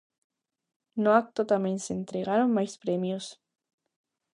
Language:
Galician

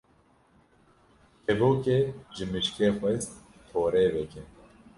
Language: Kurdish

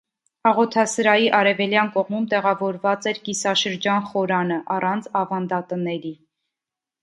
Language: Armenian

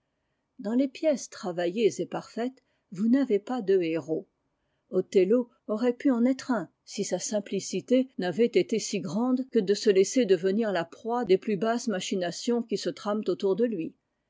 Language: French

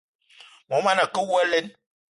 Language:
Eton (Cameroon)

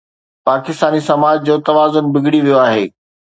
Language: Sindhi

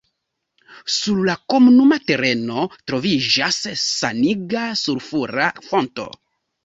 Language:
Esperanto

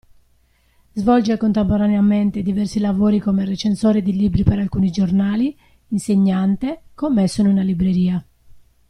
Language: Italian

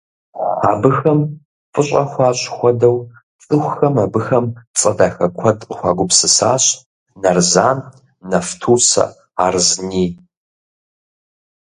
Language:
Kabardian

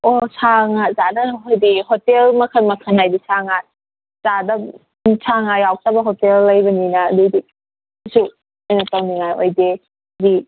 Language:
Manipuri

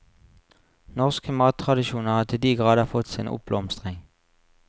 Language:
Norwegian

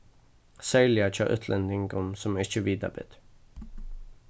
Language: Faroese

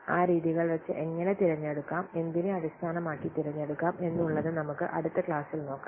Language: Malayalam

